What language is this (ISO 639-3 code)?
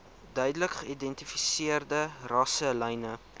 afr